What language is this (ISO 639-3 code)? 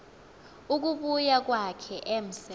xho